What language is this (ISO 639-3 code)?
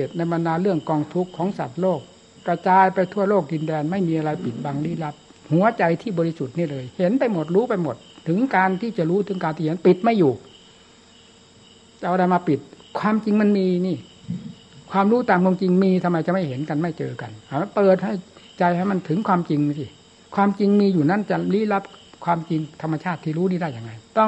tha